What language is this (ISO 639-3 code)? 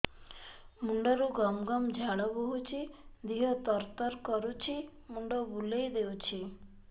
ori